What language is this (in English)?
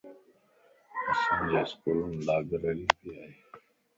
Lasi